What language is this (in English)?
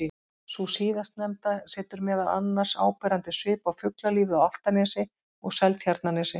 Icelandic